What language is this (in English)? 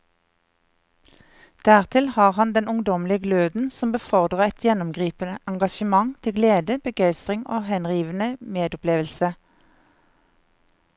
Norwegian